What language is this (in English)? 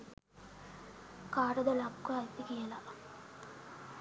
Sinhala